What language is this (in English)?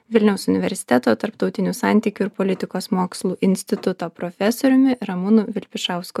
Lithuanian